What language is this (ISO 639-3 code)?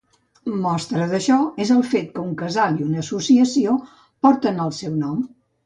cat